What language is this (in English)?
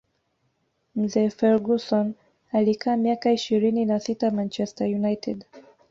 Swahili